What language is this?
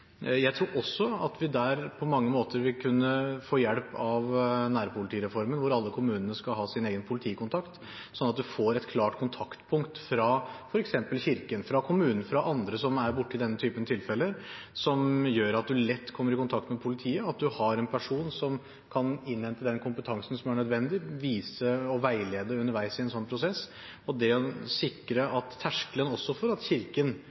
Norwegian Bokmål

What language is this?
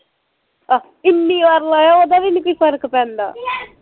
Punjabi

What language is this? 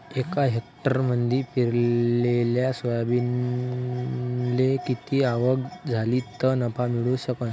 Marathi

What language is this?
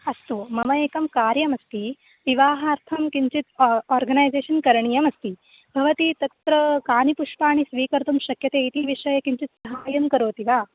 Sanskrit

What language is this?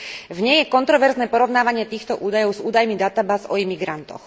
Slovak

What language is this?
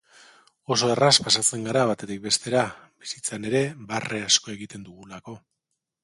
Basque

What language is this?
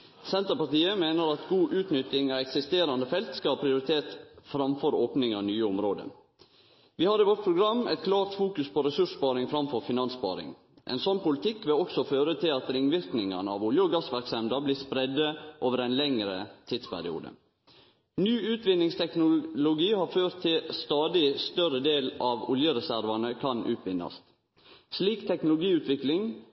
Norwegian Nynorsk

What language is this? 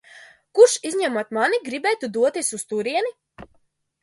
Latvian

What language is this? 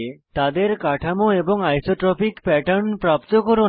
Bangla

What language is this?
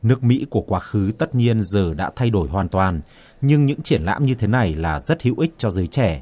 Vietnamese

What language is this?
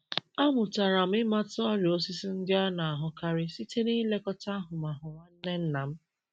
Igbo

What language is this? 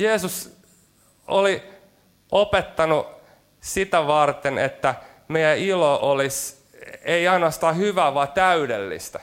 Finnish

